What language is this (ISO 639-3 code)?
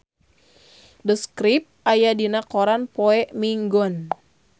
sun